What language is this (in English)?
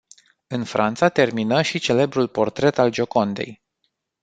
Romanian